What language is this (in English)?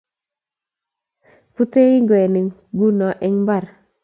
Kalenjin